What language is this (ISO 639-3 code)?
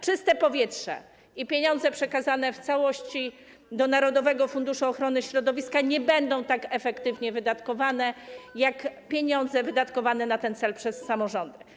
pol